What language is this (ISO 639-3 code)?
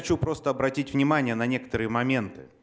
rus